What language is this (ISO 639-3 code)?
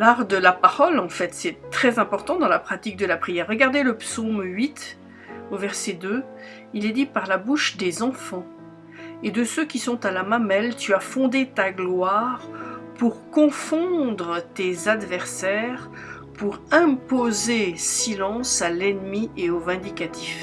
fra